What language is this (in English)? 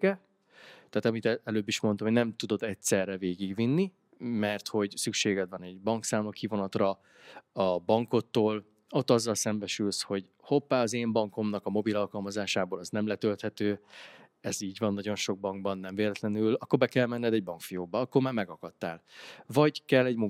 Hungarian